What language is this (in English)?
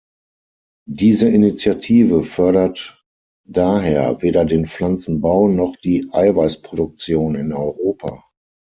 German